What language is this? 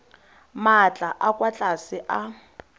Tswana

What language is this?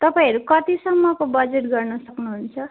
Nepali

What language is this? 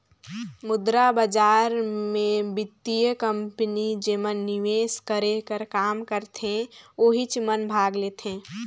Chhattisgarhi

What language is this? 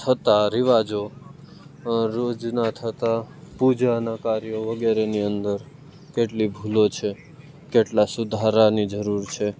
Gujarati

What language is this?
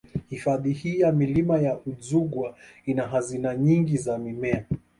Swahili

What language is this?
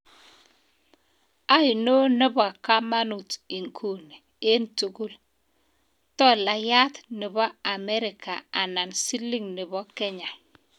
Kalenjin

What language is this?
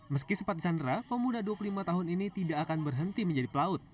Indonesian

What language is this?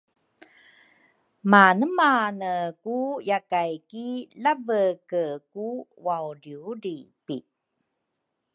Rukai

